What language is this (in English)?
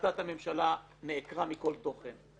Hebrew